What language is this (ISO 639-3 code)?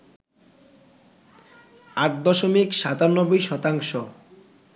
ben